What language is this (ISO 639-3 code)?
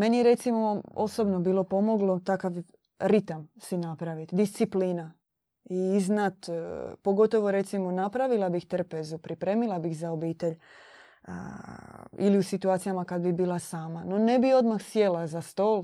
hrv